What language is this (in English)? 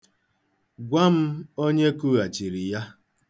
Igbo